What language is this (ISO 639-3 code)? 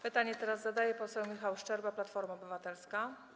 pol